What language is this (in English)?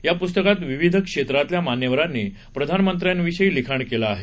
Marathi